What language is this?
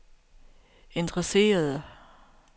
Danish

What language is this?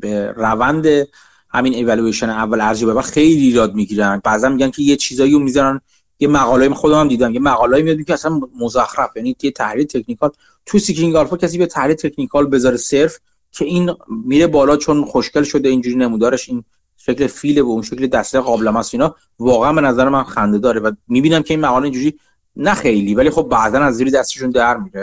Persian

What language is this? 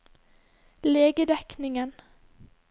Norwegian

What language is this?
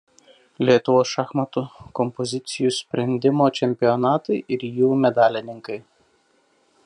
Lithuanian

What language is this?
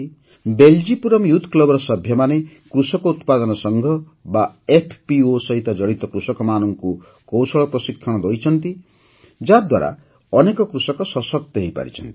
Odia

